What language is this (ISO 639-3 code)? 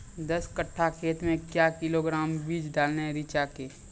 mai